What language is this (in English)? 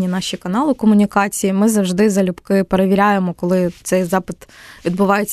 Ukrainian